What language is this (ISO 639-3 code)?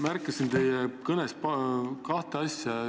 est